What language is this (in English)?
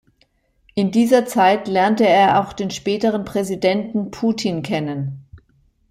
German